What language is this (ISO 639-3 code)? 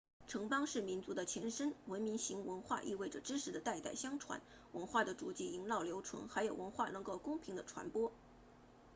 zho